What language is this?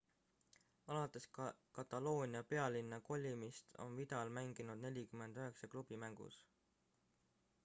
Estonian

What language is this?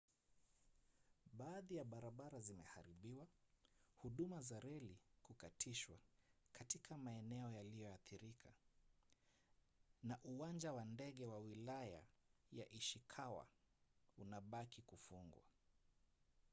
Swahili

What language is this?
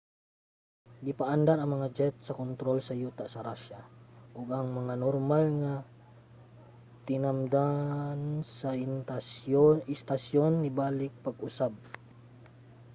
Cebuano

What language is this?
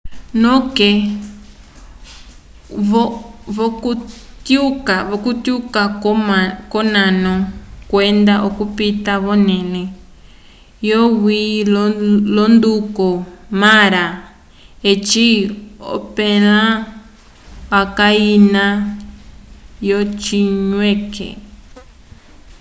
Umbundu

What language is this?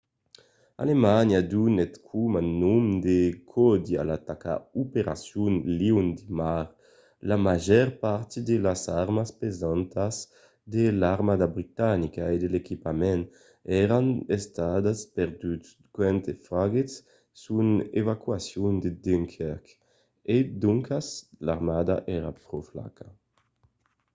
Occitan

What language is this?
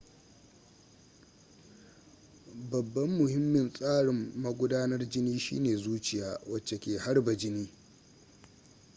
Hausa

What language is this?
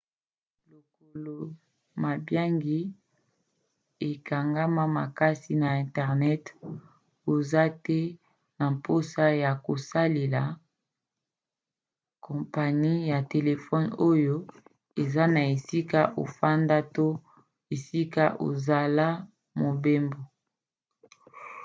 Lingala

